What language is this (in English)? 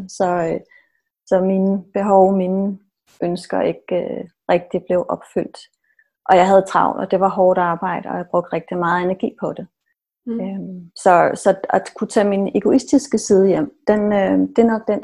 Danish